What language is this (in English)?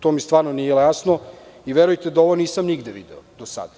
Serbian